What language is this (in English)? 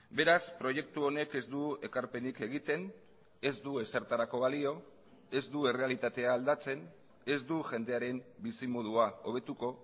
Basque